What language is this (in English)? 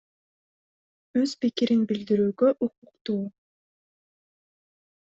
Kyrgyz